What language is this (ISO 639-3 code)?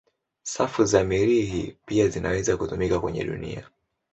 swa